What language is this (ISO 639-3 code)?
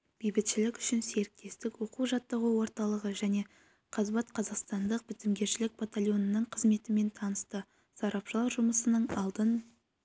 kaz